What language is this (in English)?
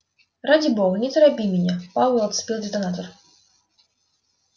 Russian